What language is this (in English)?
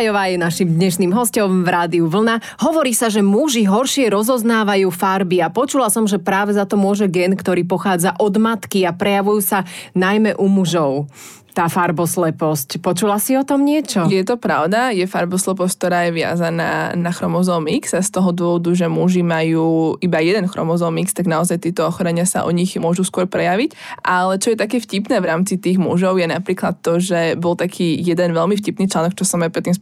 Slovak